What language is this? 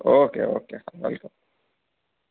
Gujarati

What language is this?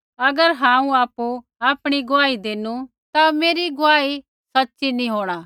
Kullu Pahari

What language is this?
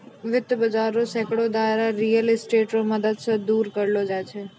Maithili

